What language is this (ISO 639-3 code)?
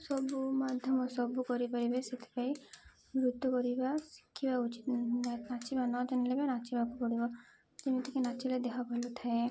ori